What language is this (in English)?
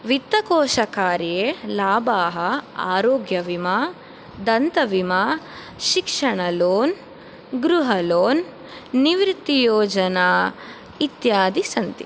Sanskrit